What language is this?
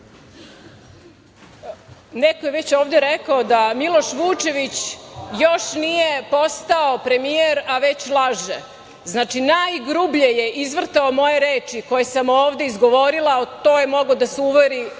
Serbian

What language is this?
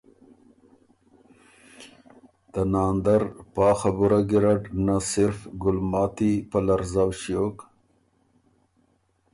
Ormuri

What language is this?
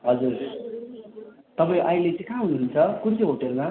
Nepali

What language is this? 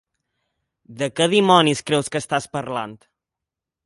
Catalan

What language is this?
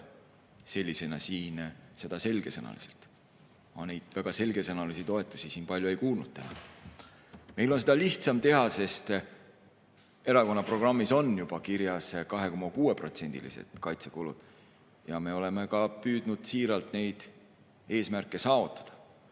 Estonian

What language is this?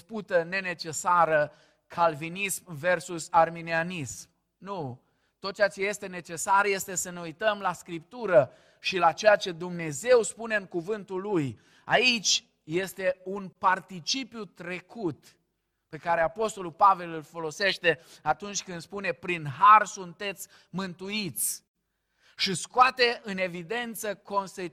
Romanian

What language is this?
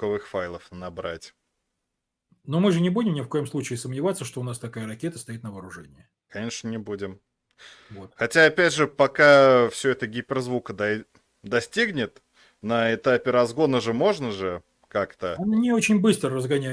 Russian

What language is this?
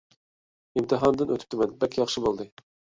Uyghur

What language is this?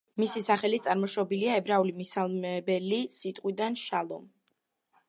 Georgian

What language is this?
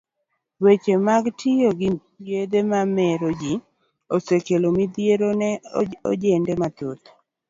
Luo (Kenya and Tanzania)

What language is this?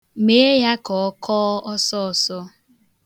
Igbo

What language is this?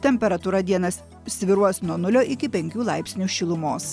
Lithuanian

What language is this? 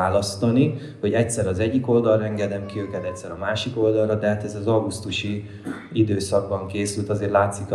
Hungarian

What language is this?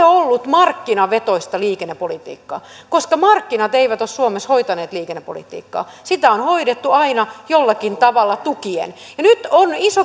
Finnish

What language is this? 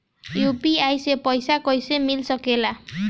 Bhojpuri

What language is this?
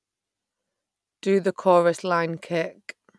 English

